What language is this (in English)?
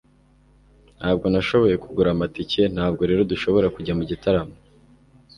Kinyarwanda